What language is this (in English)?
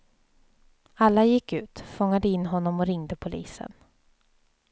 Swedish